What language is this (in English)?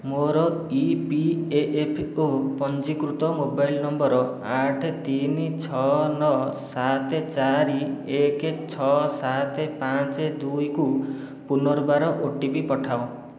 Odia